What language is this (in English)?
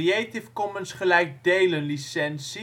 Dutch